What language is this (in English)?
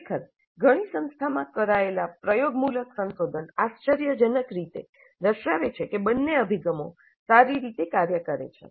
Gujarati